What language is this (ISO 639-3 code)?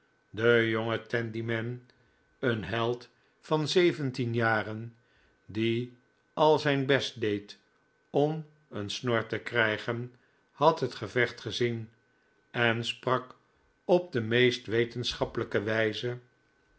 nld